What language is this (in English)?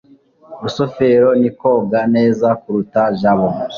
Kinyarwanda